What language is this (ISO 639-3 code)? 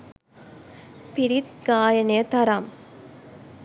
sin